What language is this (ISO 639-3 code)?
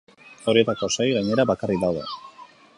eus